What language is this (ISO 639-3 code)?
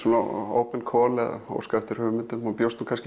isl